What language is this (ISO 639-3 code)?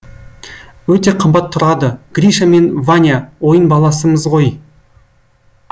kaz